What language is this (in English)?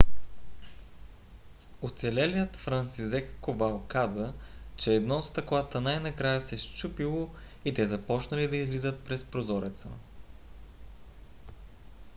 Bulgarian